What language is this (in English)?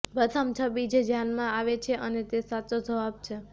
Gujarati